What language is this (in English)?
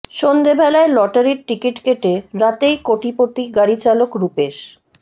Bangla